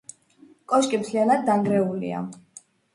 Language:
Georgian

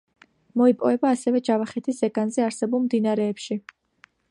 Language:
Georgian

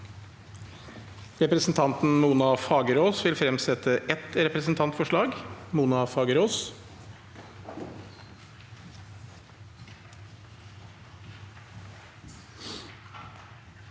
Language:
Norwegian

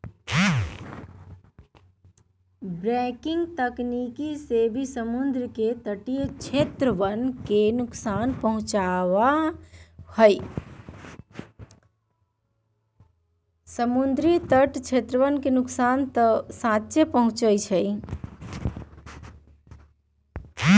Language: Magahi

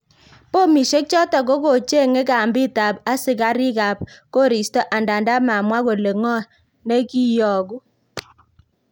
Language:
Kalenjin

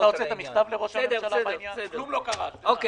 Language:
Hebrew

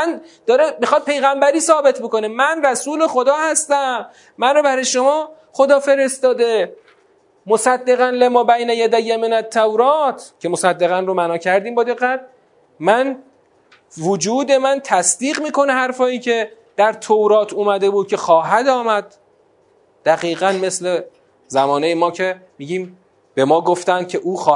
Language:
Persian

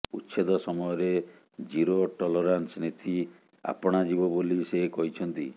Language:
Odia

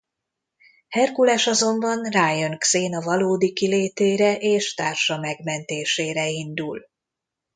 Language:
Hungarian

